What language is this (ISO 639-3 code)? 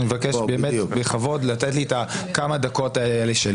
heb